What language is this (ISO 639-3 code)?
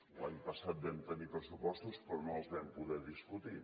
cat